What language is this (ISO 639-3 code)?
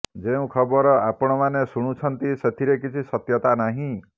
ori